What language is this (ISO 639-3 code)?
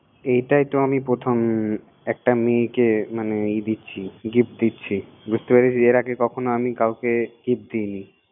ben